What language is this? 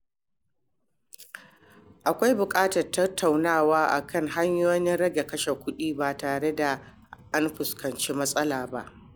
Hausa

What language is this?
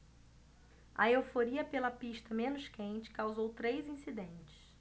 Portuguese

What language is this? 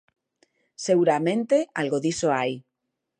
Galician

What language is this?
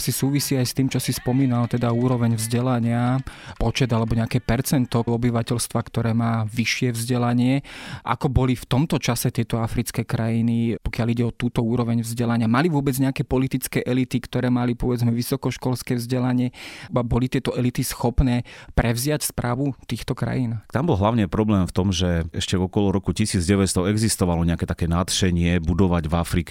Slovak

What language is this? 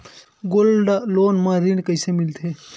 Chhattisgarhi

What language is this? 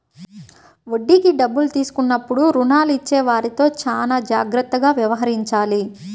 Telugu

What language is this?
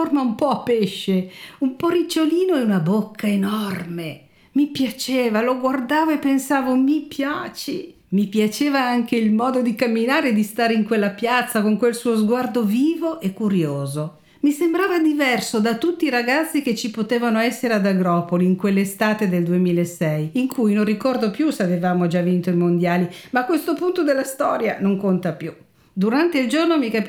Italian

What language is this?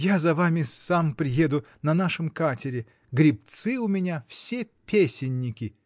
Russian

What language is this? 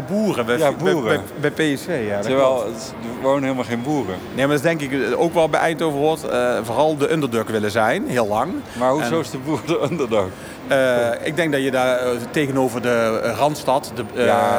Dutch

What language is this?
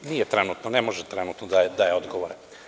Serbian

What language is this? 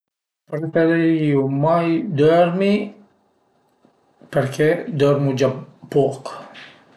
Piedmontese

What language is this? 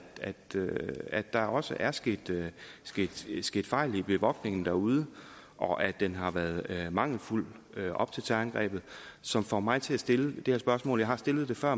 Danish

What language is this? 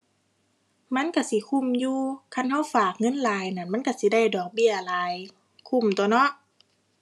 Thai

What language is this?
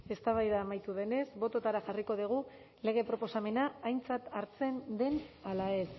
Basque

